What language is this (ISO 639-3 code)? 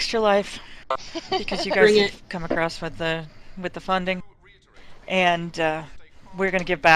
eng